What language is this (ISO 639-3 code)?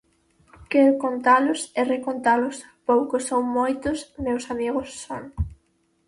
glg